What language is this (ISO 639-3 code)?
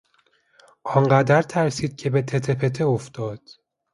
fas